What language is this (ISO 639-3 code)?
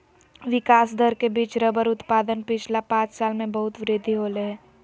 mag